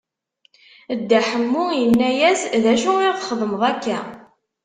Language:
Kabyle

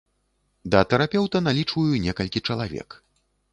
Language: Belarusian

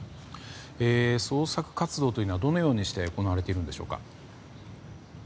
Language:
Japanese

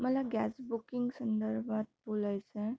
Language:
Marathi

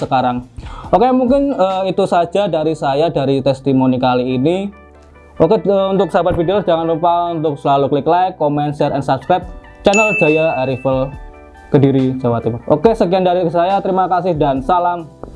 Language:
Indonesian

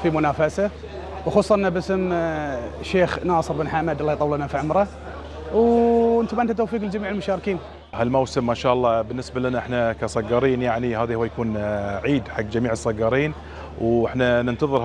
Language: Arabic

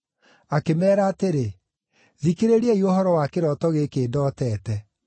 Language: Kikuyu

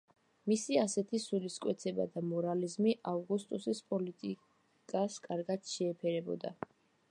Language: Georgian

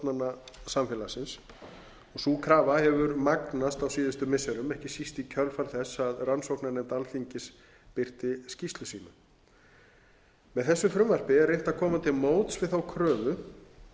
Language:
Icelandic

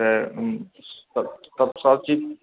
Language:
Maithili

